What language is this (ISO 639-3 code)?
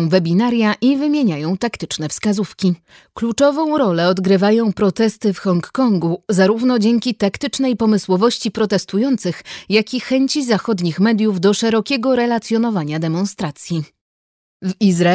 pol